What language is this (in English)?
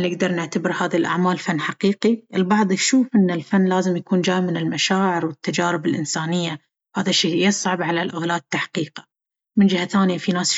Baharna Arabic